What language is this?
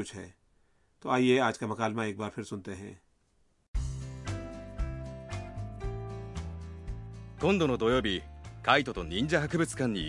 Urdu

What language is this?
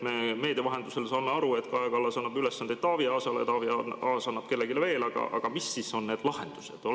Estonian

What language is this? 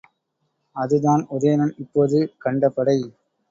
Tamil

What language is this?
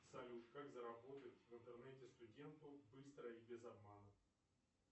Russian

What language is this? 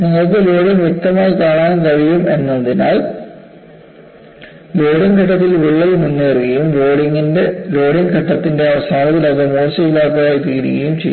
Malayalam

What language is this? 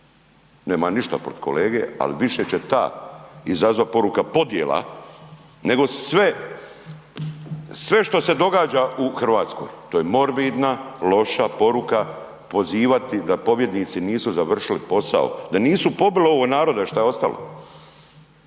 Croatian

